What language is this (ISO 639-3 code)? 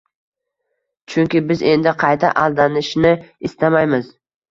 uzb